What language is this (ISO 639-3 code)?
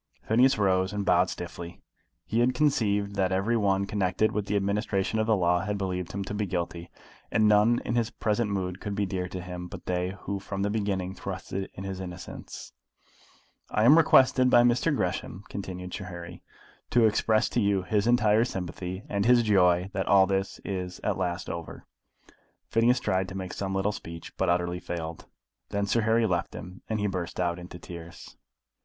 eng